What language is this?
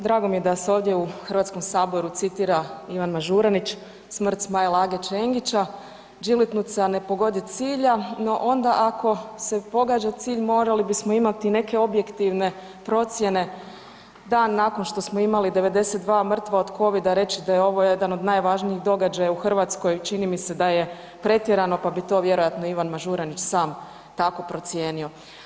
Croatian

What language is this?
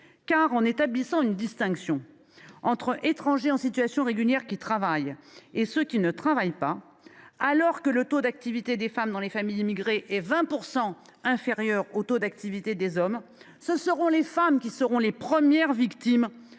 French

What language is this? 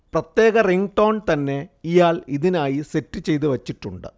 Malayalam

